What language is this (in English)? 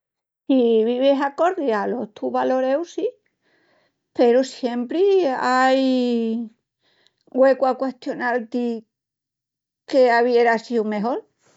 Extremaduran